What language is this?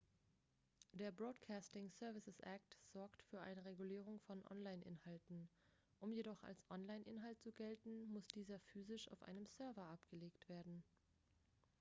German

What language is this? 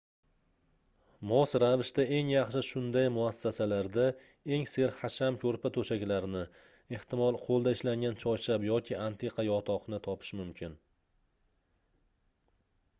Uzbek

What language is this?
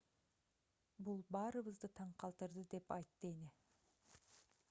Kyrgyz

